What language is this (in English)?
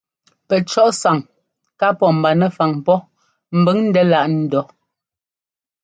Ngomba